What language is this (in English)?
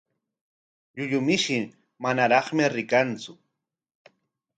Corongo Ancash Quechua